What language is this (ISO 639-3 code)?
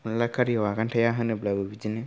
brx